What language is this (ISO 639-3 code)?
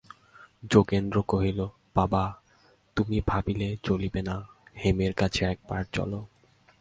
ben